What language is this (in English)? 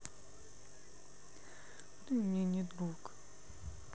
Russian